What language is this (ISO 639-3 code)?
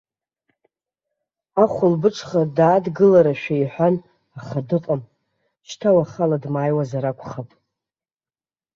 abk